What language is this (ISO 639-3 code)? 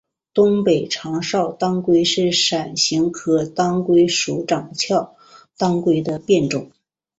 zho